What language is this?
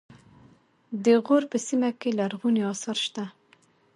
Pashto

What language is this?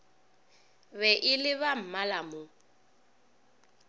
Northern Sotho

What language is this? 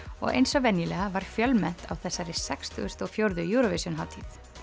Icelandic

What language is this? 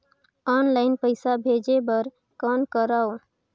Chhattisgarhi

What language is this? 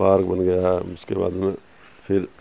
Urdu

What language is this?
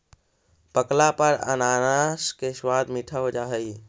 Magahi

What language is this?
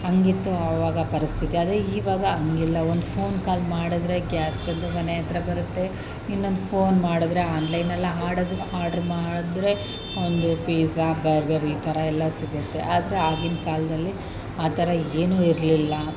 Kannada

